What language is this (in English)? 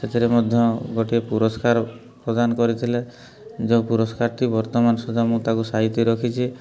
Odia